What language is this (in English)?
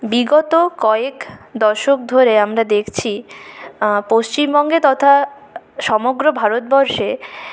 Bangla